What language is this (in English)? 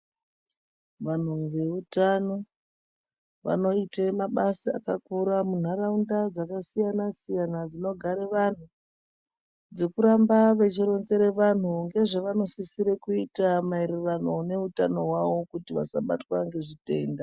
Ndau